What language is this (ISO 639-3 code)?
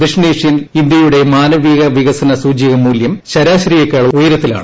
mal